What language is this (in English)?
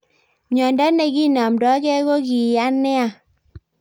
Kalenjin